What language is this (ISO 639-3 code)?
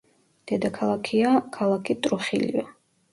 kat